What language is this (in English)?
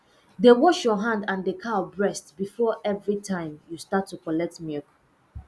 Nigerian Pidgin